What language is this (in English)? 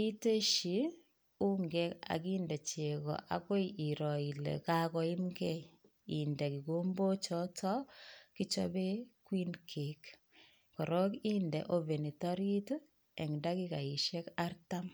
Kalenjin